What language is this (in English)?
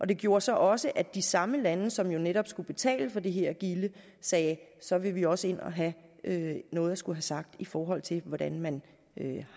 Danish